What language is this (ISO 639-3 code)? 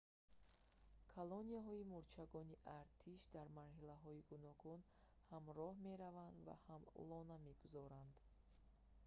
tgk